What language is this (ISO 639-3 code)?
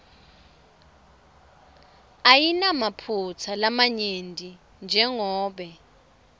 ssw